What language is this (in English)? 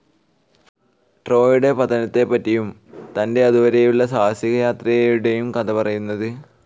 Malayalam